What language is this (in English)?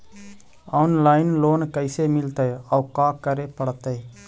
Magahi